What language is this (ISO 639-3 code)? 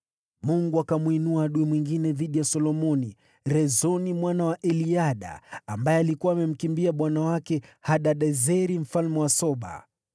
swa